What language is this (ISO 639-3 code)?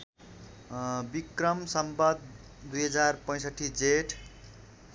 nep